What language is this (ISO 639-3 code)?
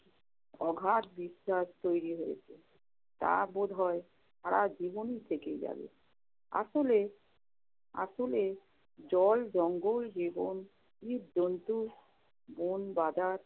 ben